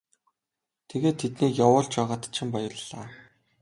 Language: Mongolian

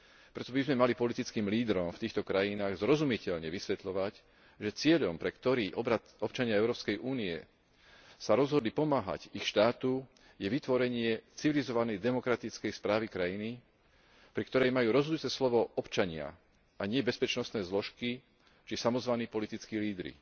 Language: Slovak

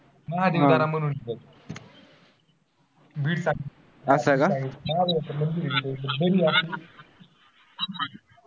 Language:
Marathi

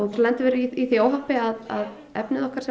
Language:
Icelandic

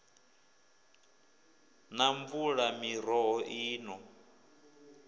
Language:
Venda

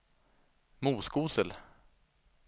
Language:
Swedish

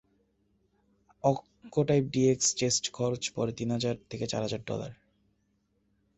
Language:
Bangla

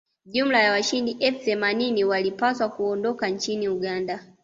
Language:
Swahili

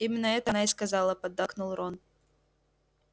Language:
Russian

